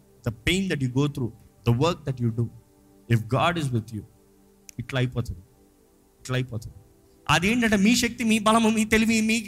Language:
Telugu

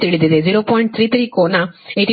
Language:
Kannada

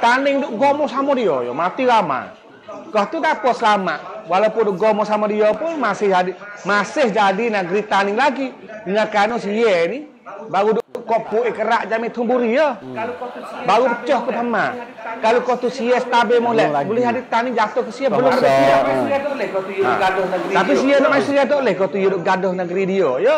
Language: Malay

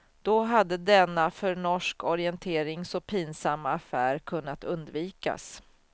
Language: Swedish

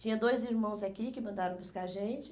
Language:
Portuguese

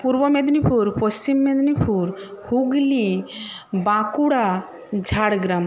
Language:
Bangla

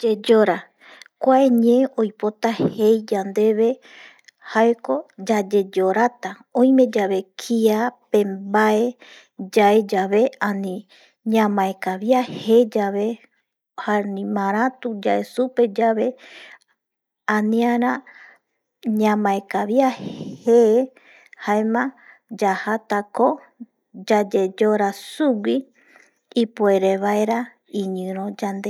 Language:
Eastern Bolivian Guaraní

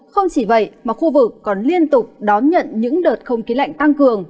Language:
Vietnamese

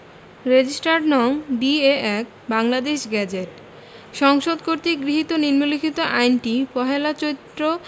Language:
Bangla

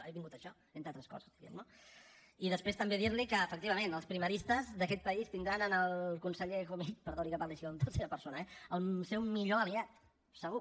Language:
Catalan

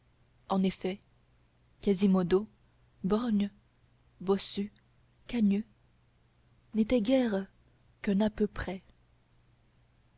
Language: French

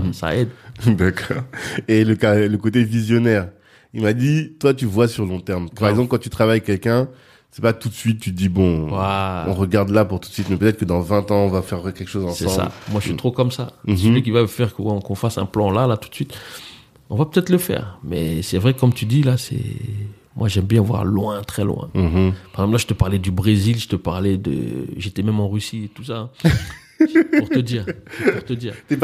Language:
French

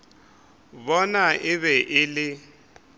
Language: Northern Sotho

